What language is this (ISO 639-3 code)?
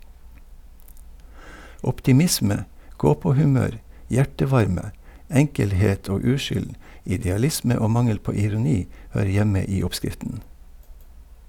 nor